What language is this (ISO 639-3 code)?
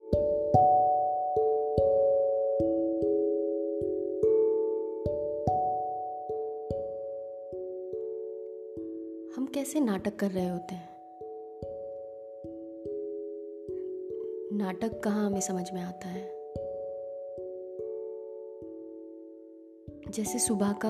hin